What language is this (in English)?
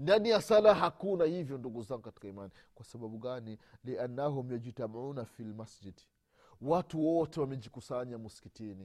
Swahili